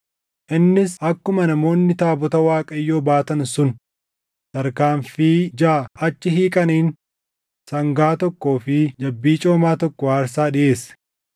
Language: Oromo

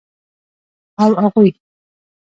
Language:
Pashto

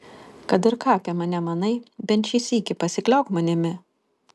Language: Lithuanian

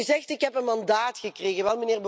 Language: Dutch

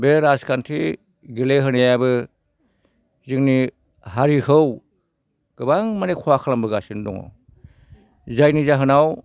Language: Bodo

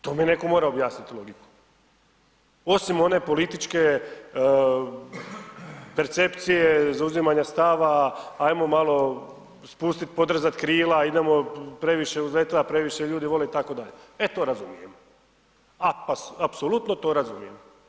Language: Croatian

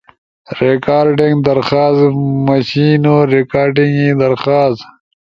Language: Ushojo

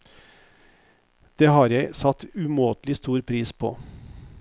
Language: Norwegian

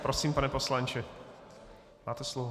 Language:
Czech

